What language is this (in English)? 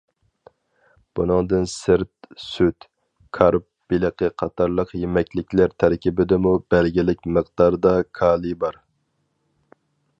Uyghur